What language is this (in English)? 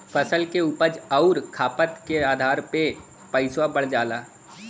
Bhojpuri